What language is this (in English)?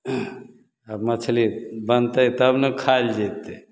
Maithili